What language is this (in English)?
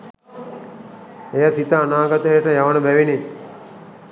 Sinhala